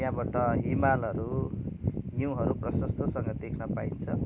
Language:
Nepali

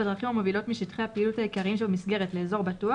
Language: Hebrew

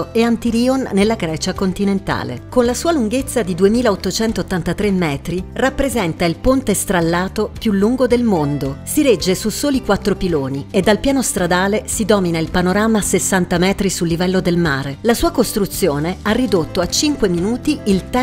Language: Italian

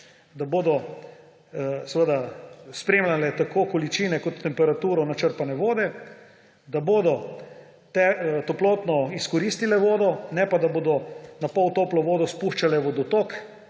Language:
Slovenian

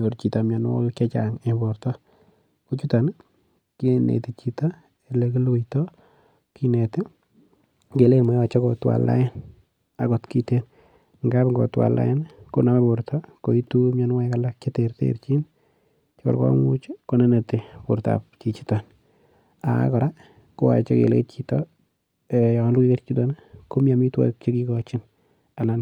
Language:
Kalenjin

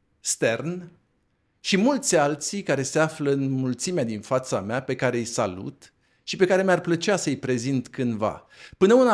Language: Romanian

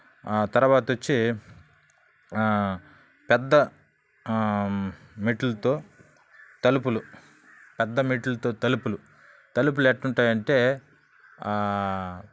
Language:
Telugu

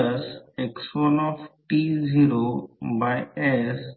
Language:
Marathi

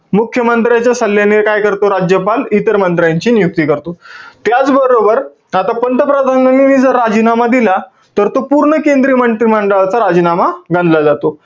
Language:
Marathi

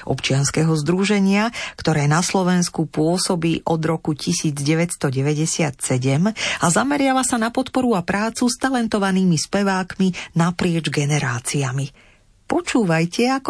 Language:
Slovak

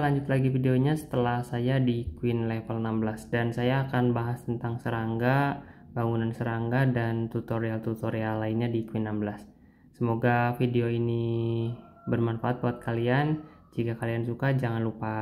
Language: Indonesian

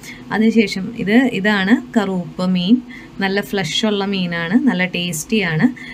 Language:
Malayalam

